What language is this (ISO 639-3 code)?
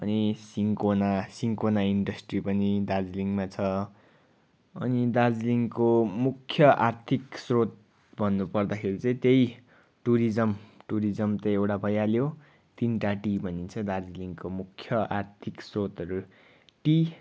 nep